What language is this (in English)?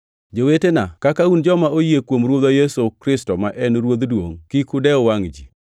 Luo (Kenya and Tanzania)